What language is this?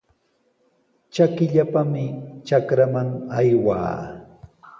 Sihuas Ancash Quechua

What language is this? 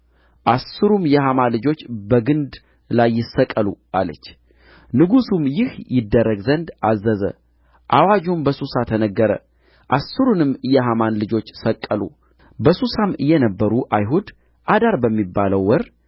Amharic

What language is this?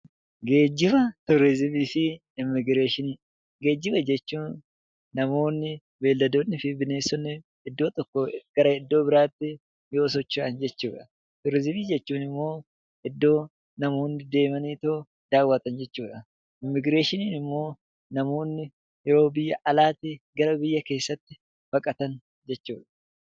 Oromo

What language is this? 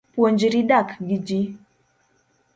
Luo (Kenya and Tanzania)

